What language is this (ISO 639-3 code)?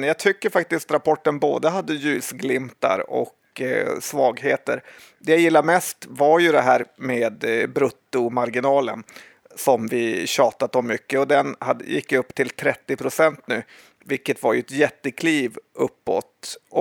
swe